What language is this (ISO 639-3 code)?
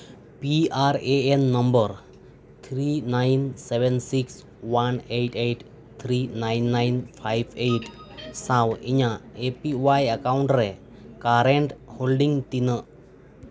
sat